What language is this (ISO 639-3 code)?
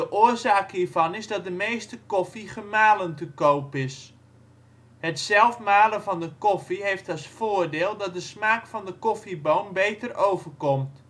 nld